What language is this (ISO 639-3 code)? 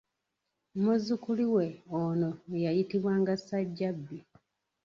lug